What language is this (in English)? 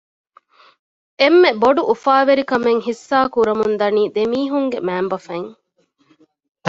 Divehi